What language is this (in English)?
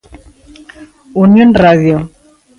Galician